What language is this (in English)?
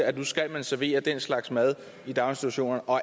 Danish